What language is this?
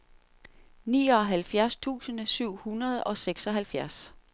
Danish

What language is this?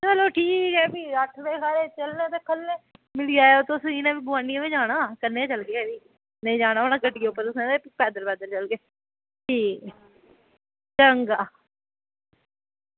Dogri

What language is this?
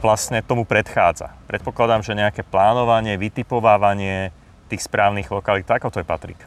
Slovak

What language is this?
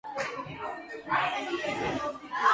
Georgian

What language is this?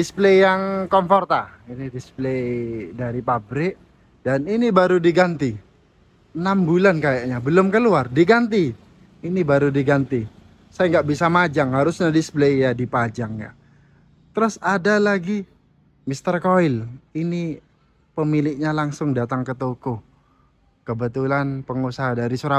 Indonesian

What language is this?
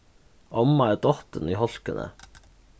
Faroese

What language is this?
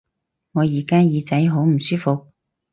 Cantonese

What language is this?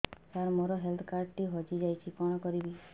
Odia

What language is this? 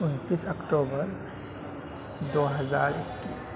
Urdu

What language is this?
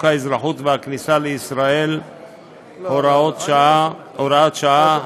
Hebrew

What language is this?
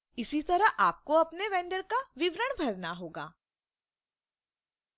Hindi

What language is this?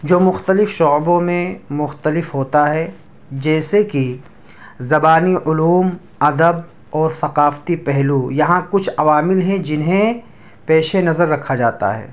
Urdu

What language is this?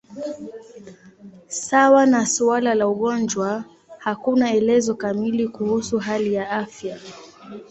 Swahili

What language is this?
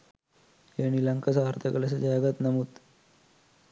Sinhala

